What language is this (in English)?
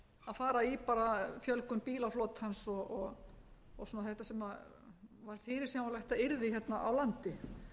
Icelandic